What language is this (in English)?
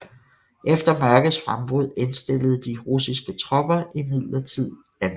Danish